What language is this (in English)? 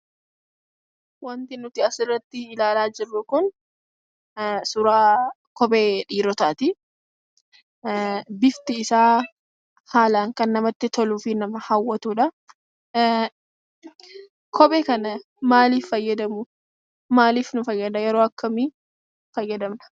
Oromo